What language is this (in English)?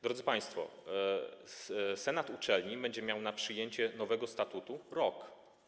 Polish